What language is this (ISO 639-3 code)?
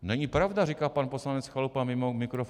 ces